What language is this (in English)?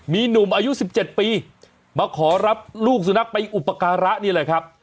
Thai